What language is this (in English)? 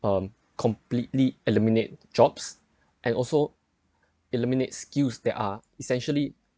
English